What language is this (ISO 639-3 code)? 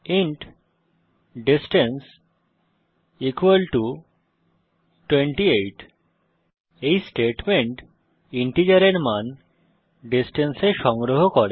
ben